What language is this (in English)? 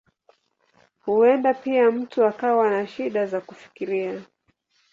Swahili